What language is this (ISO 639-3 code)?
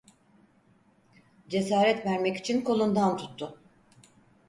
tur